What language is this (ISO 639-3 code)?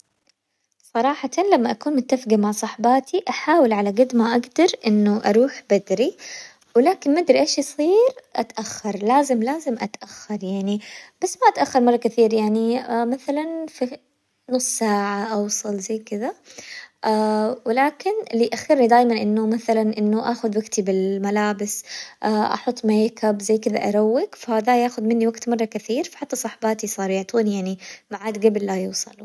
acw